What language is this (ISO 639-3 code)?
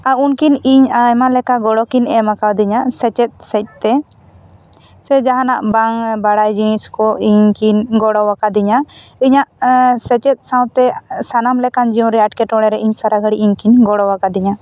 sat